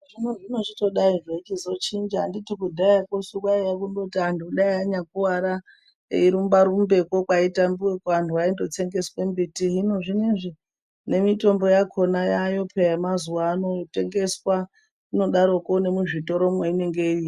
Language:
Ndau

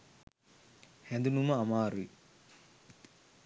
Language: Sinhala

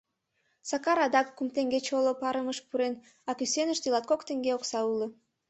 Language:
Mari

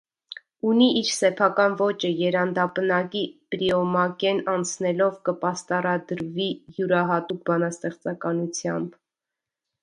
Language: Armenian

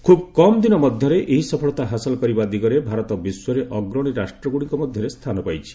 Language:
Odia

